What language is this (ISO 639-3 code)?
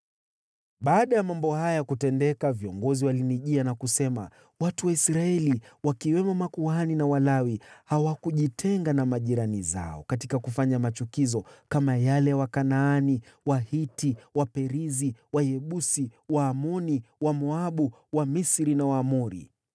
swa